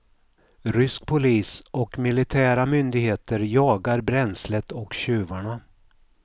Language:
Swedish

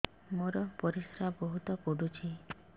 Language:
Odia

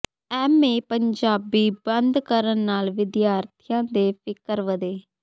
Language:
Punjabi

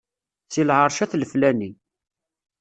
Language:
Kabyle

